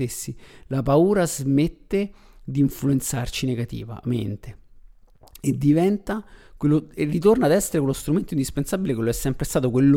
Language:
Italian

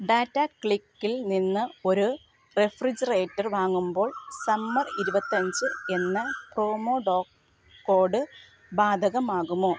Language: Malayalam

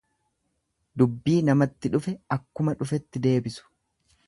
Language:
Oromo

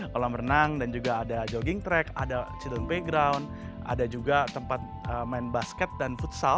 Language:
Indonesian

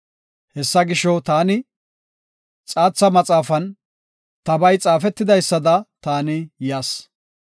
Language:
Gofa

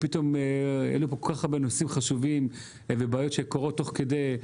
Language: Hebrew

